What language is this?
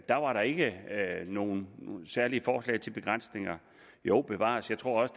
Danish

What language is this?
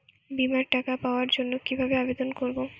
Bangla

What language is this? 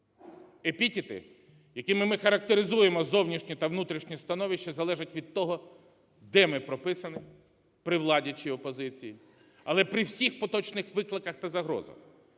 Ukrainian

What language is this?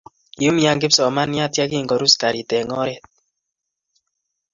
Kalenjin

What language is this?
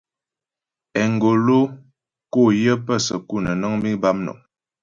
Ghomala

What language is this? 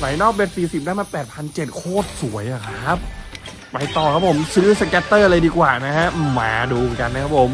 Thai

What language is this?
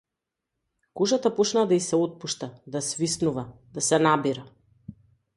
Macedonian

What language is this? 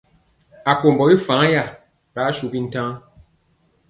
Mpiemo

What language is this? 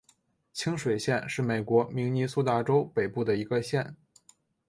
Chinese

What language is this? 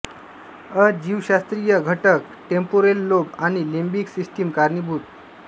Marathi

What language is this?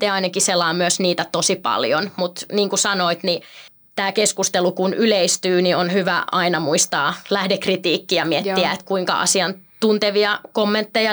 Finnish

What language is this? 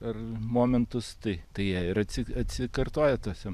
Lithuanian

